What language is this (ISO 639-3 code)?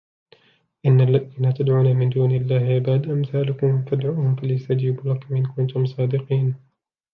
ara